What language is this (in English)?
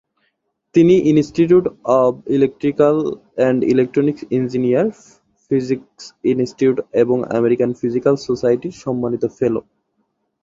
Bangla